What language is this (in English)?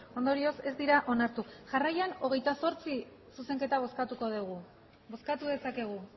Basque